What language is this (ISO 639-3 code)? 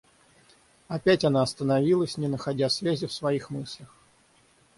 rus